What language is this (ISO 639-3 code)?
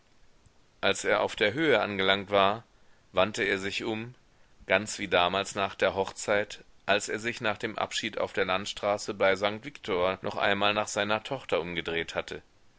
deu